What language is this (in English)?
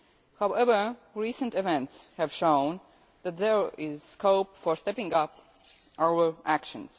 English